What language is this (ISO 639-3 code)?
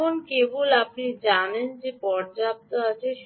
ben